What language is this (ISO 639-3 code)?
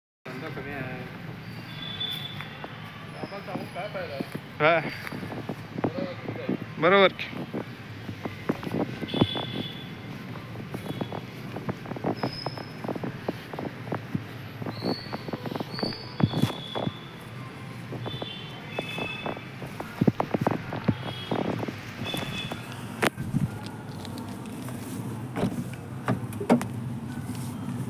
ara